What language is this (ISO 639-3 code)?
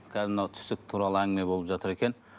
kaz